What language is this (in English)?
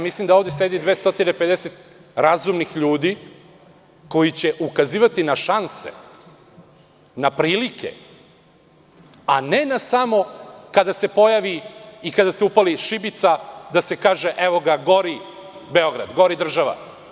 Serbian